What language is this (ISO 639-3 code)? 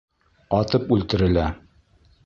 bak